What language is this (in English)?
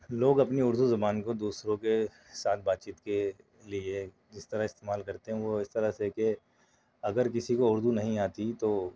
Urdu